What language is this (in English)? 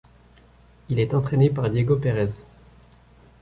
French